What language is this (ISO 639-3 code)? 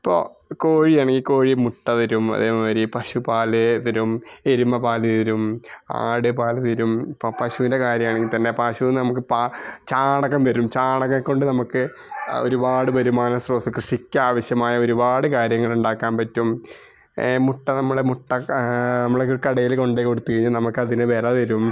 mal